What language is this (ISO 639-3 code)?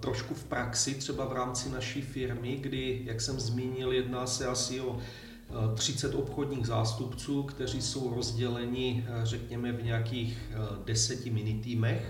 ces